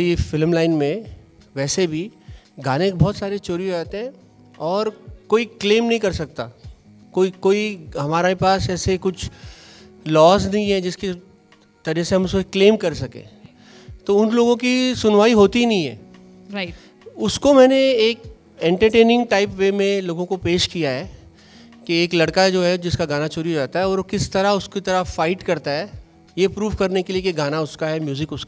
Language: Punjabi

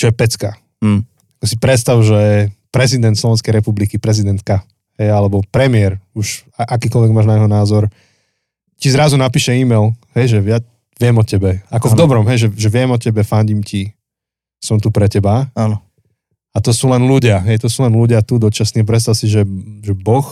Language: Slovak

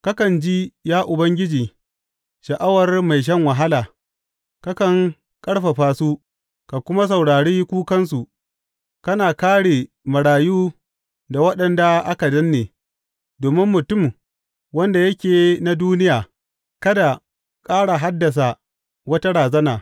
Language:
Hausa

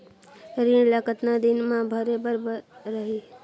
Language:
Chhattisgarhi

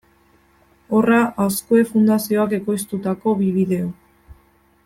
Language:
Basque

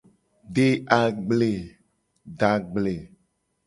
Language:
Gen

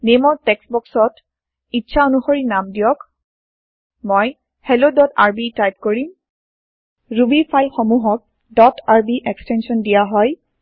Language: Assamese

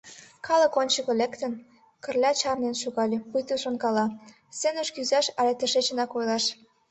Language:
Mari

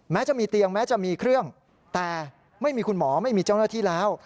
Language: Thai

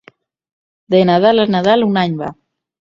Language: Catalan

